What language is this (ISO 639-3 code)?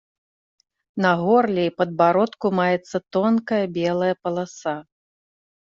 bel